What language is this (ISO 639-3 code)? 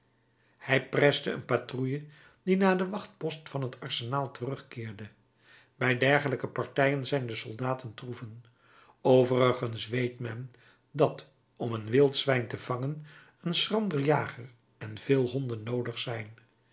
nld